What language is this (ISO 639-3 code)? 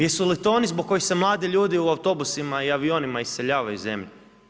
hrv